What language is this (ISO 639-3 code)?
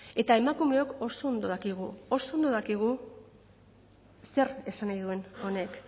eus